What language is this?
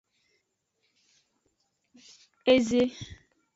Aja (Benin)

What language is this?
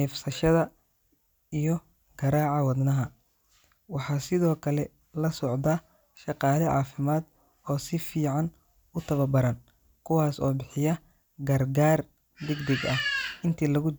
Somali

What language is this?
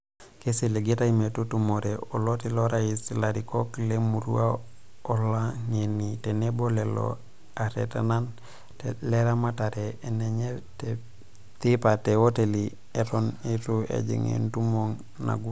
Masai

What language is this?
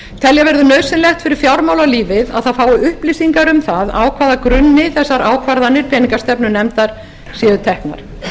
Icelandic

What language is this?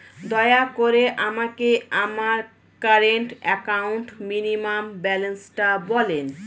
Bangla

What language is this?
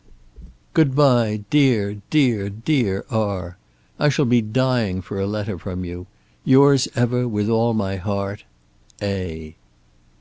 English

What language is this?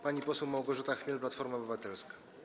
Polish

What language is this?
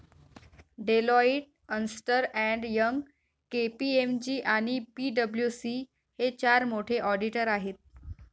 Marathi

